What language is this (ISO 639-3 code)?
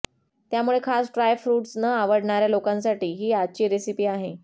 mar